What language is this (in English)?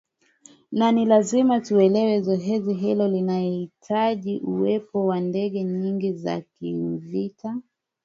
Swahili